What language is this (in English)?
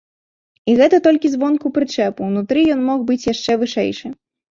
Belarusian